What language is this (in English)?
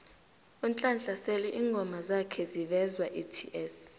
South Ndebele